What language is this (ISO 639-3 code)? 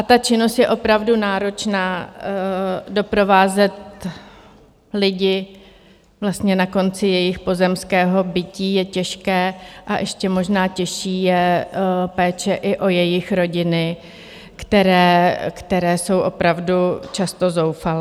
ces